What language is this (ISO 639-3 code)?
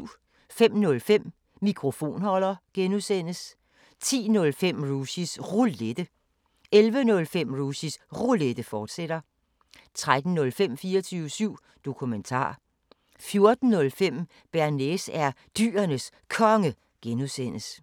dan